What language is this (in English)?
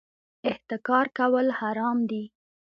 Pashto